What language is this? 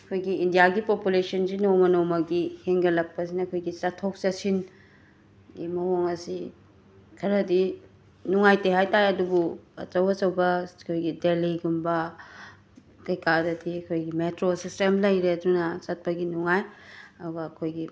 Manipuri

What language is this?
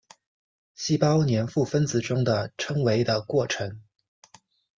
Chinese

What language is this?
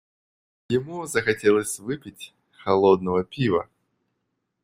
Russian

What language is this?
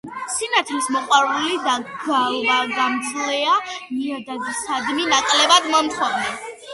Georgian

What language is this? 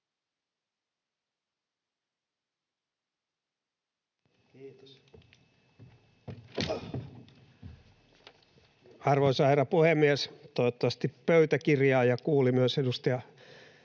Finnish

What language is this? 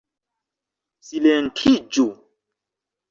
Esperanto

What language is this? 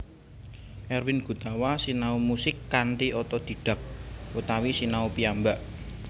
Javanese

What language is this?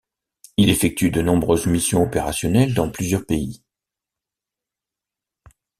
French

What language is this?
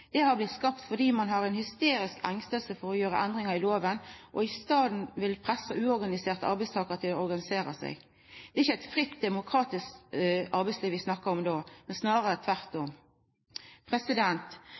Norwegian Nynorsk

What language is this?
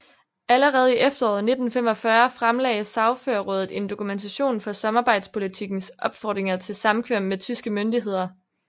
Danish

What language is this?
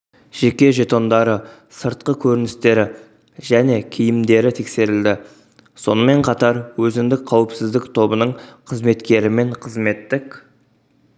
Kazakh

